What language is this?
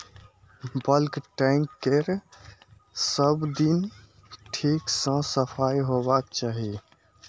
Maithili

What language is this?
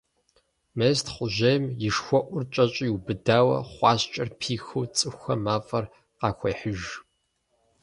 Kabardian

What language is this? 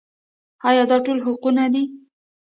Pashto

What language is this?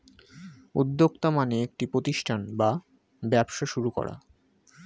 Bangla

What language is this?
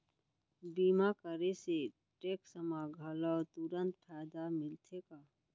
Chhattisgarhi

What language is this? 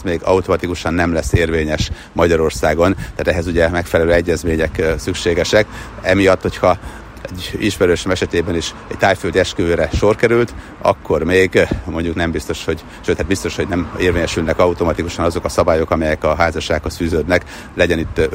Hungarian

